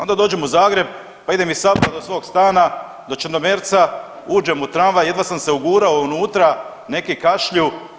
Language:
Croatian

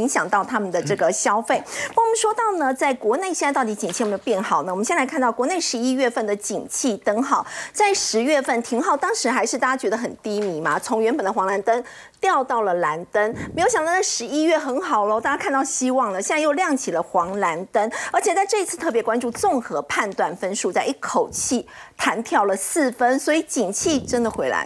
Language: Chinese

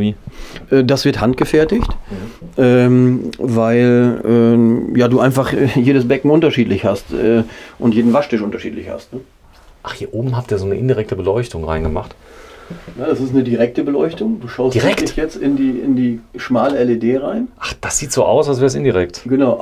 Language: German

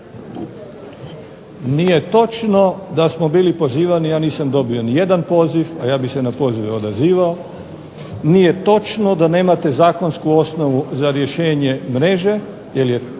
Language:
Croatian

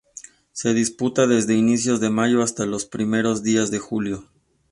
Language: Spanish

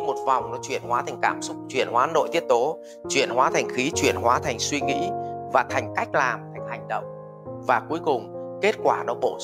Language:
Vietnamese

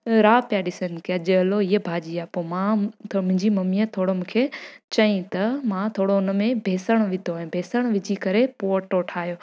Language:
Sindhi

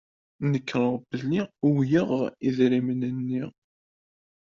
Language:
Kabyle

